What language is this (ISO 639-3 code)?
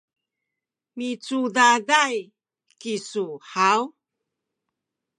szy